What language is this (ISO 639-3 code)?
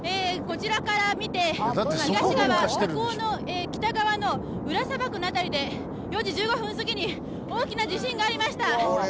jpn